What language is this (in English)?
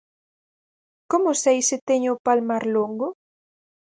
Galician